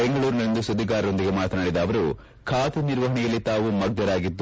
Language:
Kannada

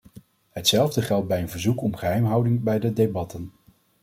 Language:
Dutch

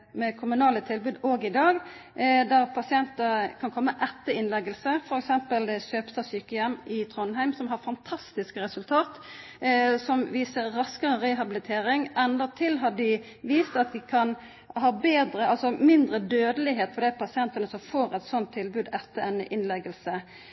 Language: Norwegian Nynorsk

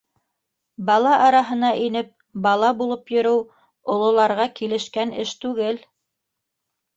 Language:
Bashkir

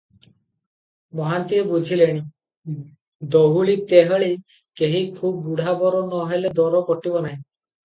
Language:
Odia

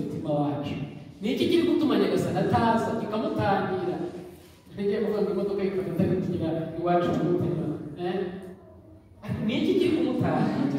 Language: Turkish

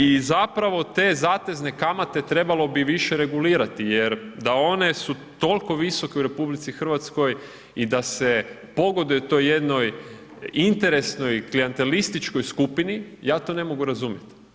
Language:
Croatian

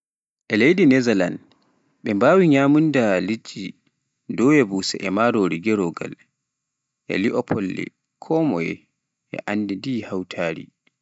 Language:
Pular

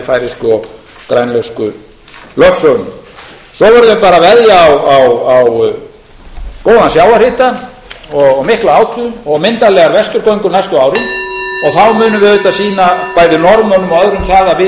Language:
Icelandic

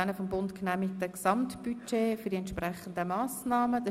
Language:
Swiss German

